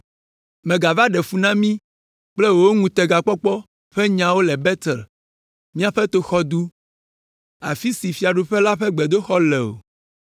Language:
Ewe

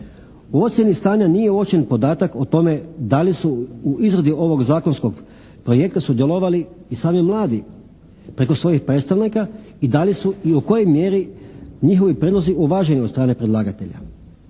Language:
Croatian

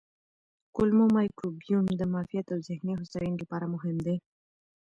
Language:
Pashto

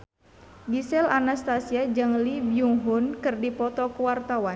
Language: Sundanese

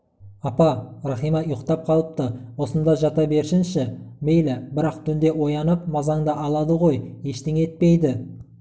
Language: Kazakh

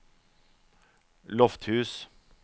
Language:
Norwegian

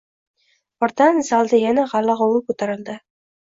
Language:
Uzbek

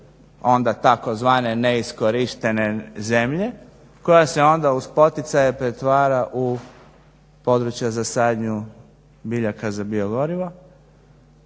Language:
Croatian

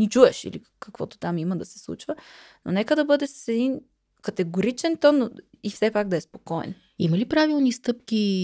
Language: Bulgarian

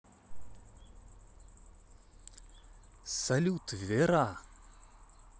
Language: Russian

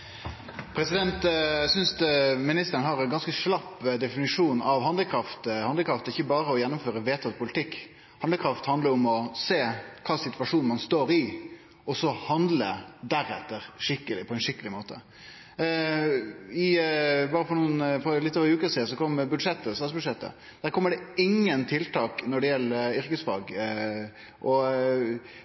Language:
Norwegian Nynorsk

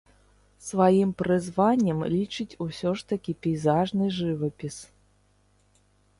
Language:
Belarusian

